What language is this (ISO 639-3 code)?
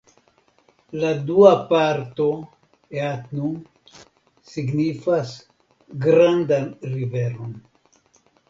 epo